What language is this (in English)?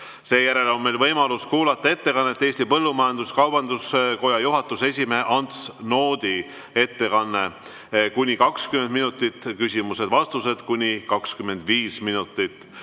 Estonian